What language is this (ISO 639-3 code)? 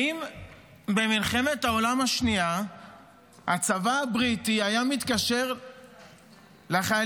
heb